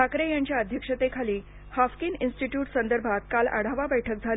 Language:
Marathi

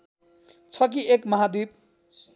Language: Nepali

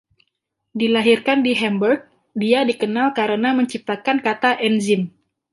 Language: Indonesian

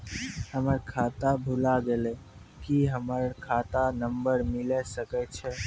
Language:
Maithili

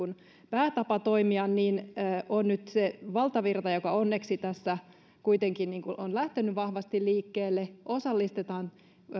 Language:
Finnish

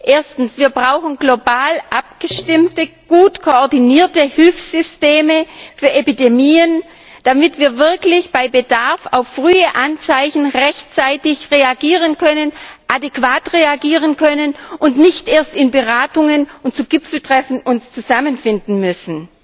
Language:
German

